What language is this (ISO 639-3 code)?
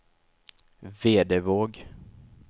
swe